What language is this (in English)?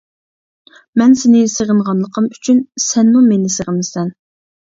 Uyghur